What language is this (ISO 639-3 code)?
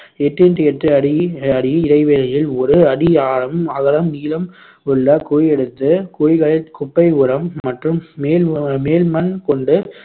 tam